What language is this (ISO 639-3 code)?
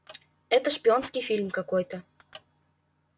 rus